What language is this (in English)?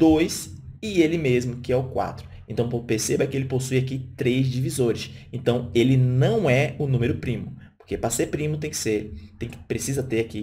Portuguese